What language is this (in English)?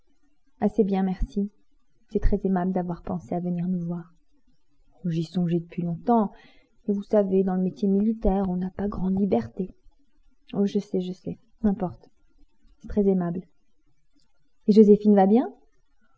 French